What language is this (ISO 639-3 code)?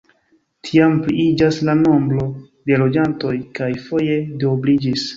epo